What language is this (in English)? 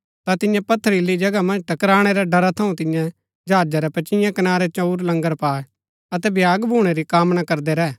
Gaddi